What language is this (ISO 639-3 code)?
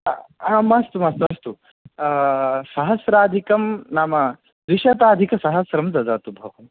san